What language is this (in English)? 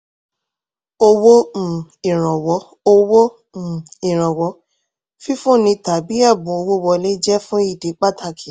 Yoruba